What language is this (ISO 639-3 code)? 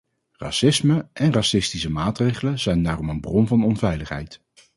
nld